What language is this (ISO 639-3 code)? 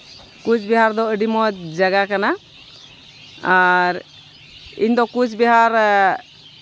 sat